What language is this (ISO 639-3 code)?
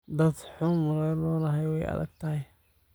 som